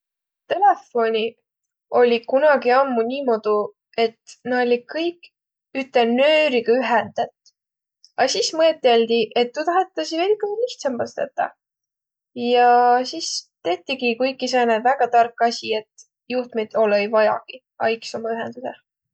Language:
Võro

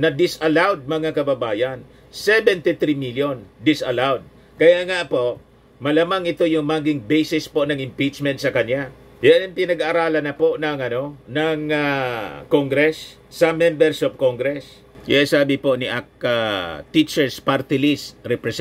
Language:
Filipino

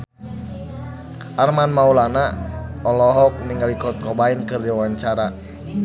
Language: Sundanese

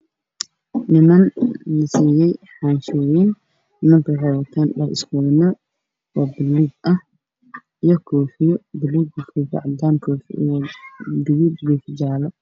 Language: Somali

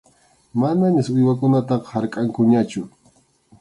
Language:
Arequipa-La Unión Quechua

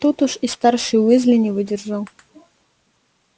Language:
Russian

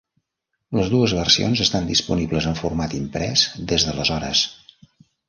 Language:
Catalan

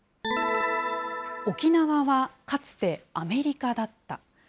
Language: Japanese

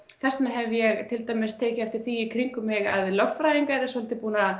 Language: Icelandic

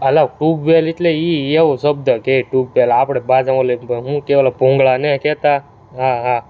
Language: Gujarati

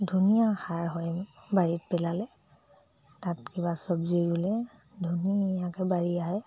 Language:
Assamese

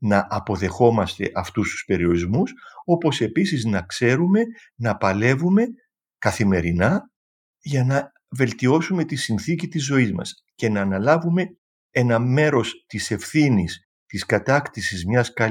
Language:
Greek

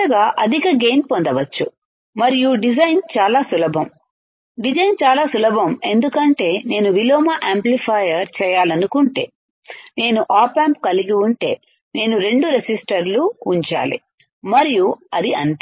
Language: Telugu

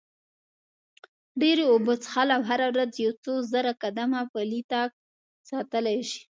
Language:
Pashto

